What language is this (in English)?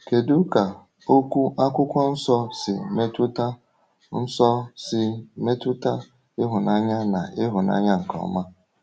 Igbo